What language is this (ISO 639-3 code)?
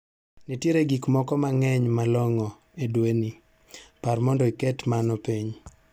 luo